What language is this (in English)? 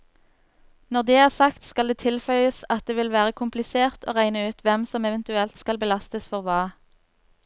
Norwegian